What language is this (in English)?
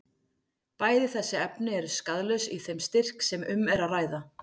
Icelandic